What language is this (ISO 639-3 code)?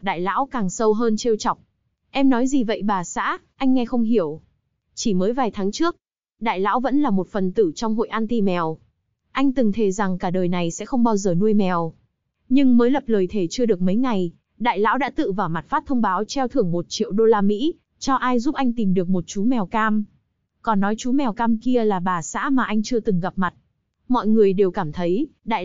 vie